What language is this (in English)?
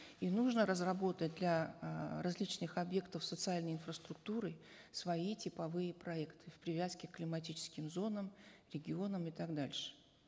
Kazakh